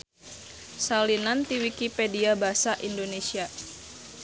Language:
Sundanese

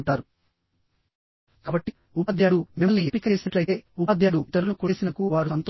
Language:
Telugu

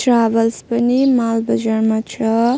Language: Nepali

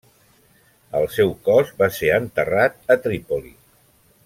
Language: Catalan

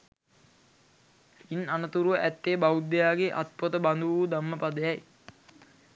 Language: Sinhala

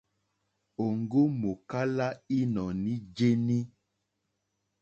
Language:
Mokpwe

